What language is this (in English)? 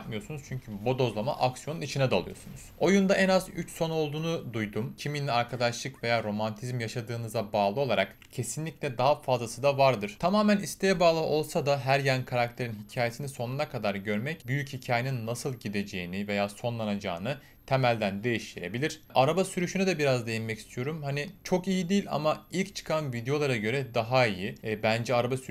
Turkish